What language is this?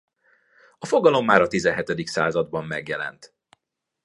Hungarian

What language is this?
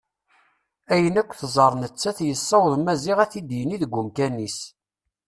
Kabyle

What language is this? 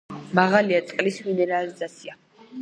Georgian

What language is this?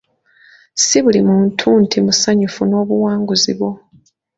Ganda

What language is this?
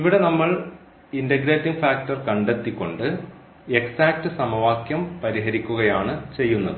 Malayalam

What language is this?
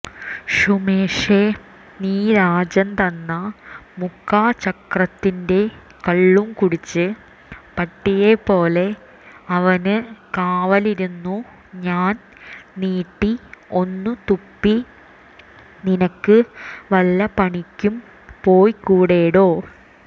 Malayalam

